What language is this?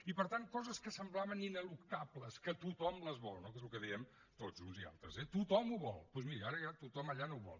Catalan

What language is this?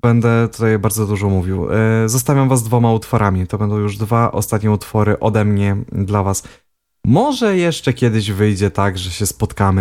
Polish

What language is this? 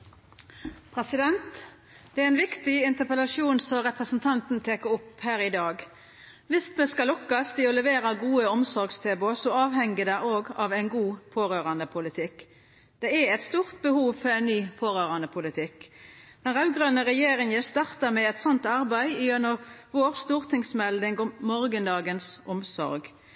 Norwegian Nynorsk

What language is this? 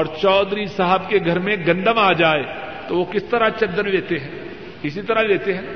Urdu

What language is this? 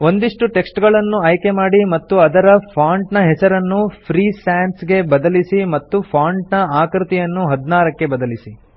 Kannada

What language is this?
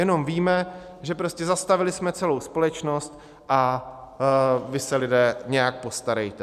Czech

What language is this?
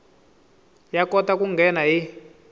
Tsonga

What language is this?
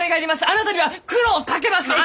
Japanese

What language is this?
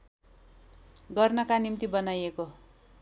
Nepali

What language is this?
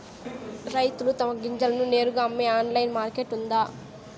Telugu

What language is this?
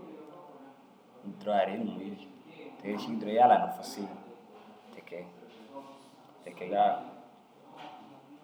Dazaga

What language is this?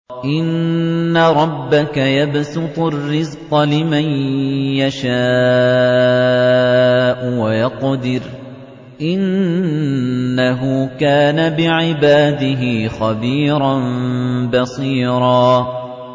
Arabic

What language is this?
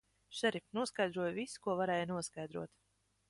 Latvian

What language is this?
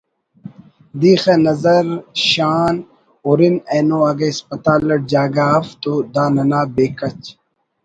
Brahui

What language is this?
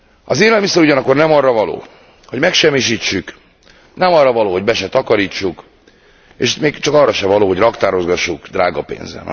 Hungarian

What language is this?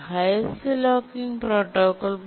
Malayalam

